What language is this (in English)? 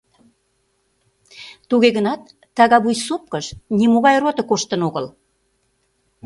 Mari